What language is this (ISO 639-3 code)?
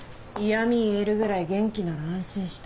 jpn